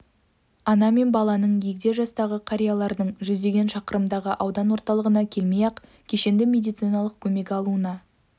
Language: Kazakh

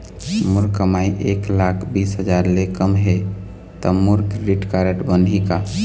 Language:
Chhattisgarhi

